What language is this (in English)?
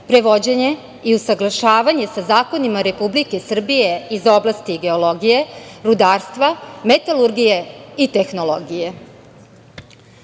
Serbian